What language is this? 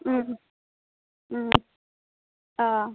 Assamese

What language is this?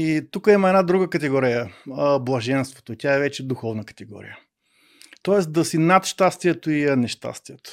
Bulgarian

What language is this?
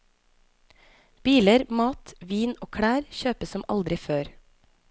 Norwegian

